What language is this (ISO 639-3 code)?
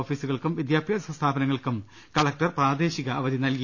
mal